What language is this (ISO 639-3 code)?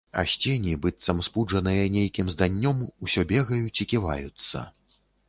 bel